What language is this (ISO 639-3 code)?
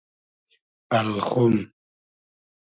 haz